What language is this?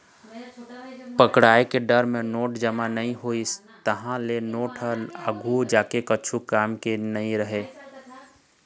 Chhattisgarhi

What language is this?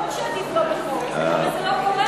Hebrew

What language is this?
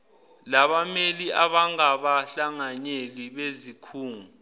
Zulu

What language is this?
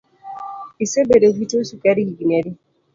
Luo (Kenya and Tanzania)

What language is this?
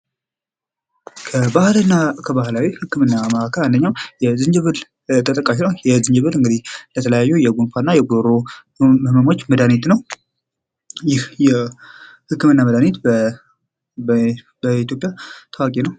Amharic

